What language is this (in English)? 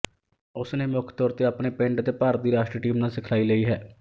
Punjabi